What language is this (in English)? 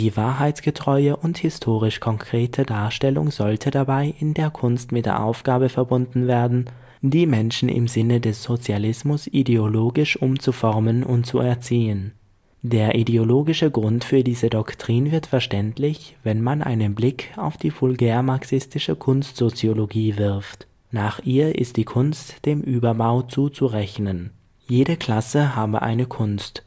German